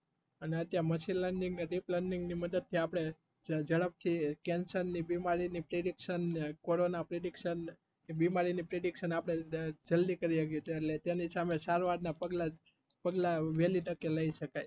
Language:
Gujarati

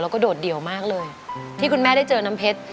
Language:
Thai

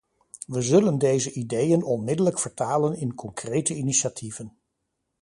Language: Dutch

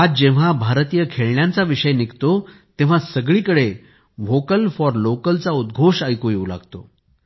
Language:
Marathi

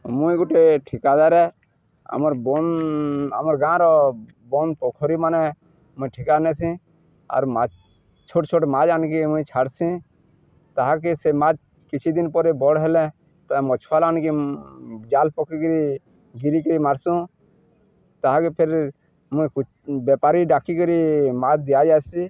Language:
Odia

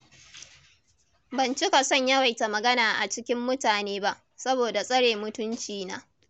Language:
Hausa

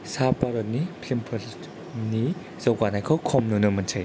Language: Bodo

